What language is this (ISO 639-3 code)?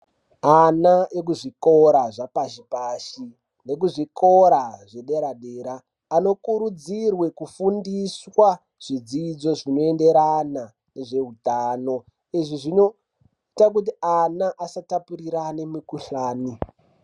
ndc